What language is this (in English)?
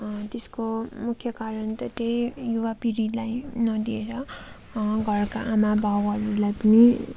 Nepali